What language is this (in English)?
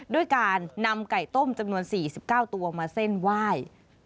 Thai